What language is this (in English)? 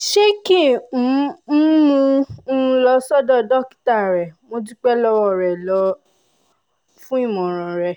Yoruba